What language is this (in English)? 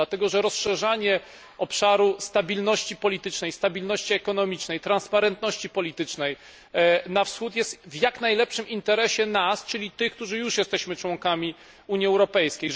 Polish